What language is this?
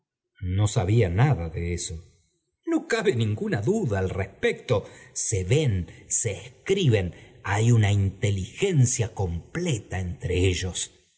Spanish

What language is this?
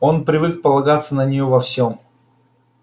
Russian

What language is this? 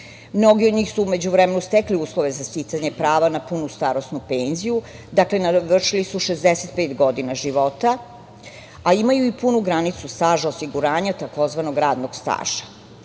Serbian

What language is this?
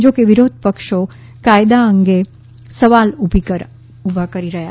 Gujarati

